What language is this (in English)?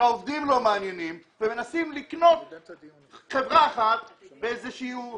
Hebrew